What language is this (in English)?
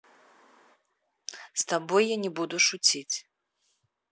Russian